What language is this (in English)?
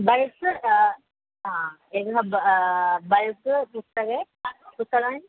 Sanskrit